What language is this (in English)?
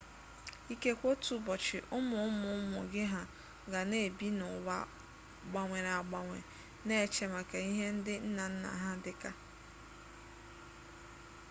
Igbo